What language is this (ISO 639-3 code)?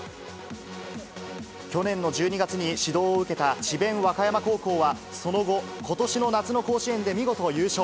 jpn